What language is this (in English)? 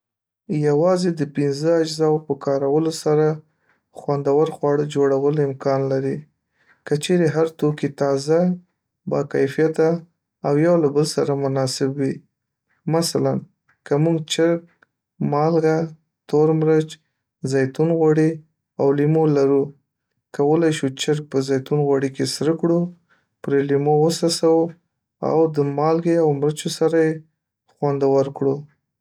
Pashto